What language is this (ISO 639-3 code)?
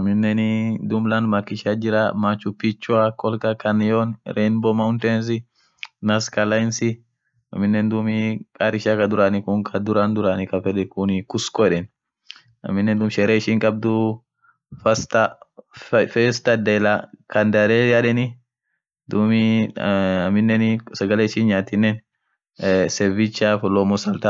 orc